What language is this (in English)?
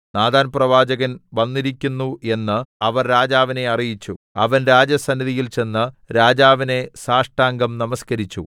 Malayalam